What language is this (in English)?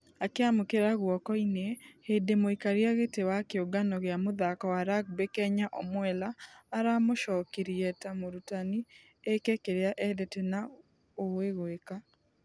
Kikuyu